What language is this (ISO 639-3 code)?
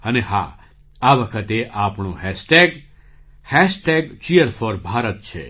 guj